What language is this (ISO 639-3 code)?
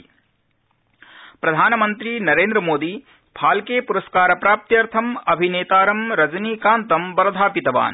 san